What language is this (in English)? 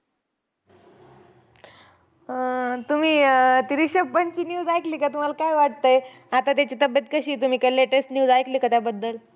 Marathi